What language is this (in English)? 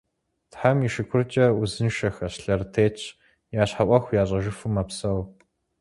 Kabardian